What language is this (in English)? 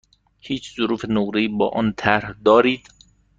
Persian